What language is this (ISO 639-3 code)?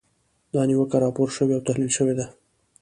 pus